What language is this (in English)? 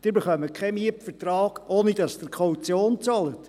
Swiss German